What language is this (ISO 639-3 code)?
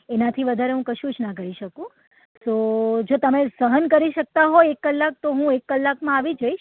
guj